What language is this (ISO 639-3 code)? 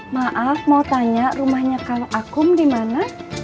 ind